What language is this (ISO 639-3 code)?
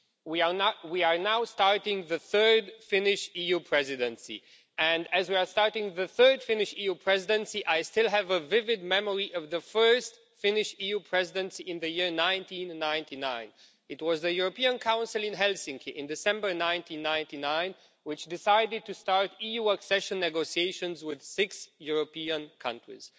eng